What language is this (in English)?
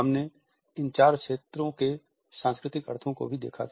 Hindi